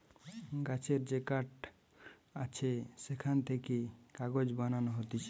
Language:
Bangla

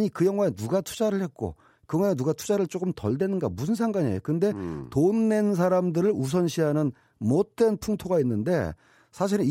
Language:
Korean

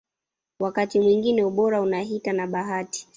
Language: Swahili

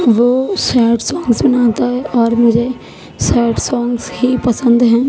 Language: Urdu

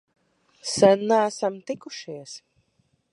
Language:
Latvian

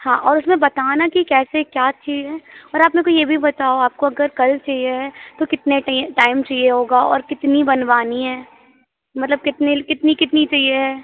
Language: Hindi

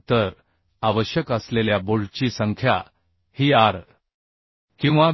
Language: Marathi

